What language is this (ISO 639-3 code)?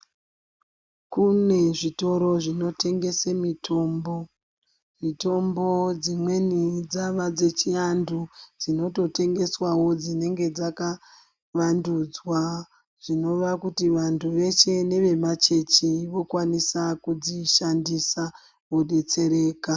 ndc